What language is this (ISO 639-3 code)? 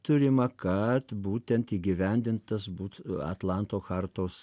lit